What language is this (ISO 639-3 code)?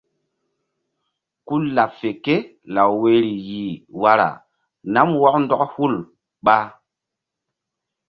mdd